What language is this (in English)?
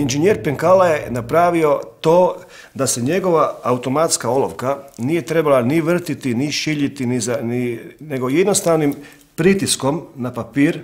Italian